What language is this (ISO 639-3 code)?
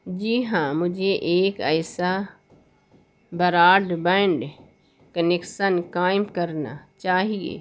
urd